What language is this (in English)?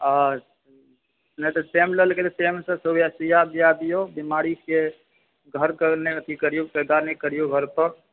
Maithili